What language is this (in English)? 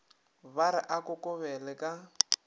Northern Sotho